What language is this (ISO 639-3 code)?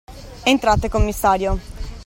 ita